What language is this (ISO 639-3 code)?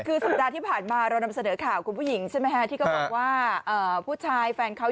tha